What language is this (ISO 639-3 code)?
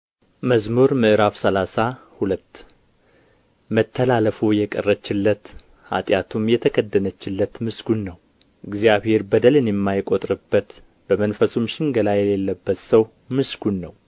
amh